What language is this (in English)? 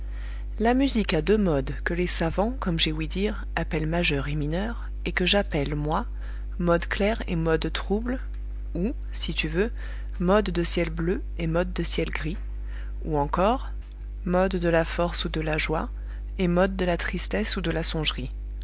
French